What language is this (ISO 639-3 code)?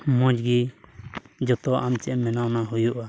sat